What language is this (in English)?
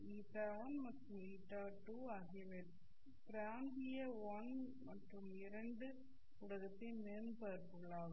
Tamil